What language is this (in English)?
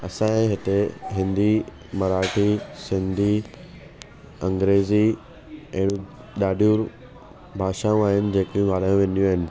Sindhi